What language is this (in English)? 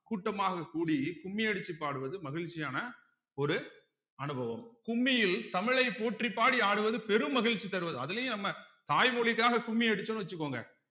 Tamil